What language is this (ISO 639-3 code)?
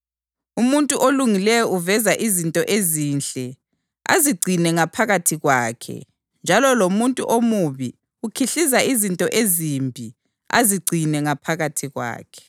nde